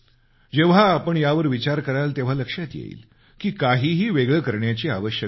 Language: Marathi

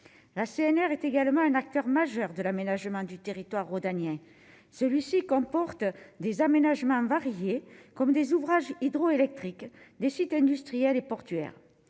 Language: French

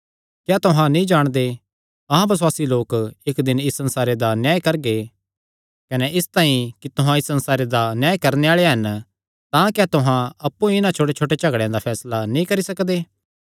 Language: Kangri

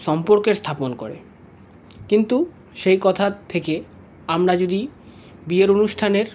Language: Bangla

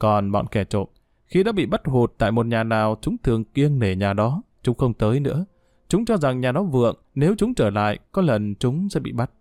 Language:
Vietnamese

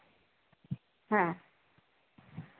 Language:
Santali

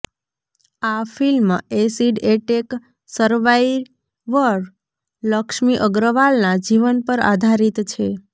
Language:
Gujarati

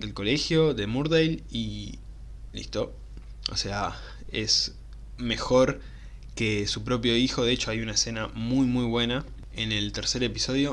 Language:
Spanish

